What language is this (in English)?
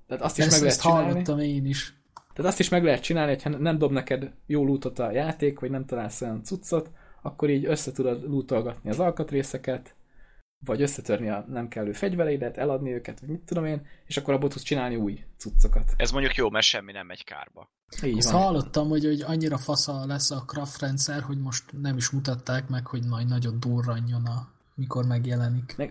Hungarian